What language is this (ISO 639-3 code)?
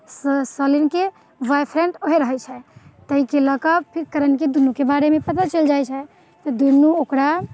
mai